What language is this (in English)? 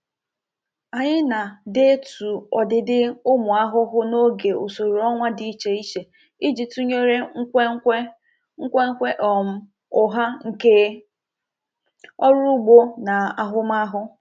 Igbo